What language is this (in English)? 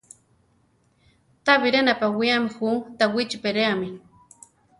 Central Tarahumara